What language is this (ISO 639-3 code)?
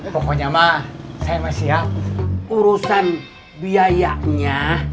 ind